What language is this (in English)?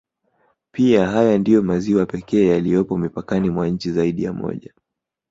Swahili